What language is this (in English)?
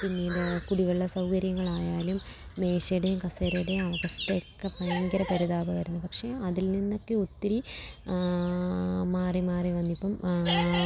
Malayalam